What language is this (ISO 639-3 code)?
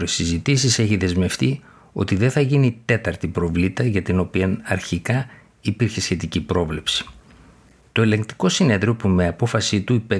ell